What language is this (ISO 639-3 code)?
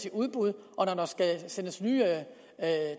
dan